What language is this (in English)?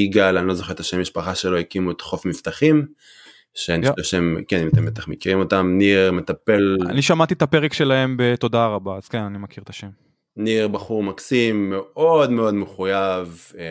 Hebrew